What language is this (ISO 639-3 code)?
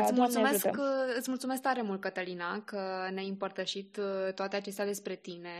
ron